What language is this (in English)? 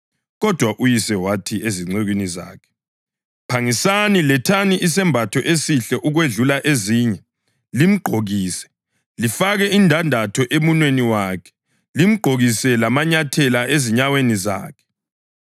North Ndebele